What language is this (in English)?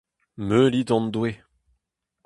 Breton